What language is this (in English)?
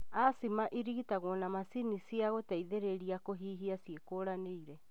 Kikuyu